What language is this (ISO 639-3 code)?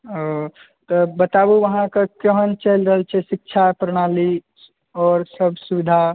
mai